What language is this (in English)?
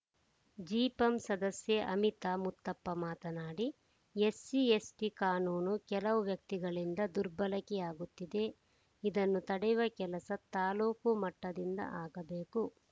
Kannada